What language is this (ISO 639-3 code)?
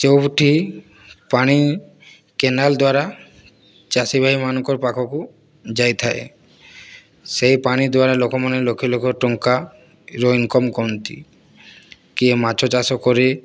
ori